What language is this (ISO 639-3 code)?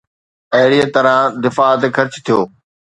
snd